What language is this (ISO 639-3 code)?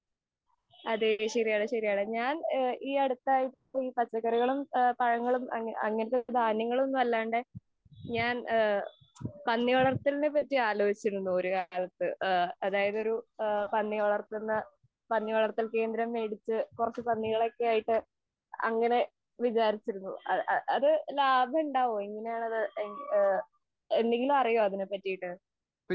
mal